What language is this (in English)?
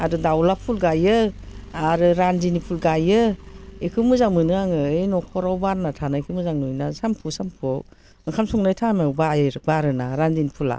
Bodo